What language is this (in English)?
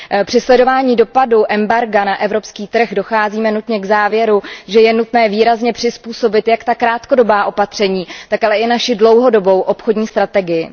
Czech